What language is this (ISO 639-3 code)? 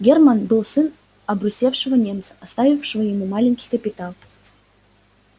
rus